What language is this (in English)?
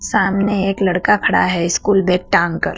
Hindi